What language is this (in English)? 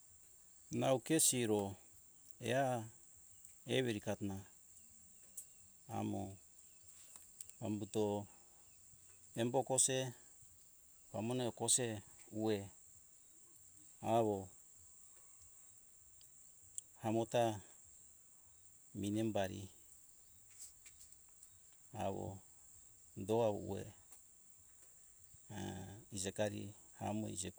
Hunjara-Kaina Ke